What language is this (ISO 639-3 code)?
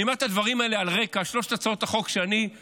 heb